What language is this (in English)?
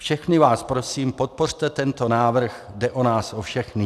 Czech